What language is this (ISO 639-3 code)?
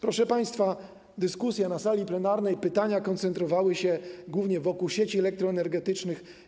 pol